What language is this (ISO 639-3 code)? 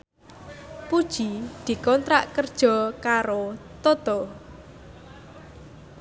jav